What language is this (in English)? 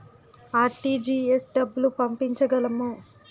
Telugu